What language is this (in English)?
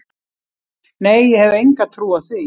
Icelandic